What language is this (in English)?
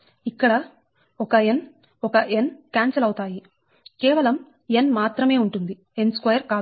Telugu